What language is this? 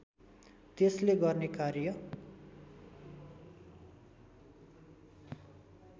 Nepali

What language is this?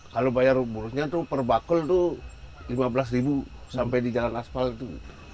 Indonesian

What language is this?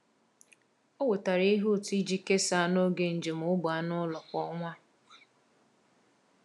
Igbo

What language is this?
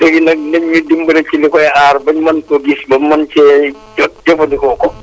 Wolof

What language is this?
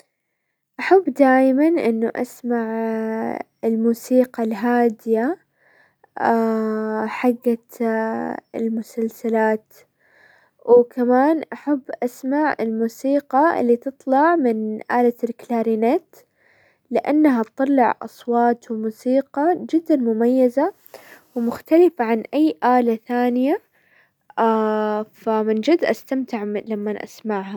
Hijazi Arabic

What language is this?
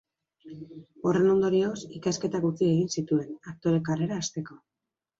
Basque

